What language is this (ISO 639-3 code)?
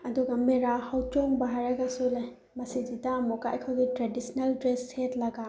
mni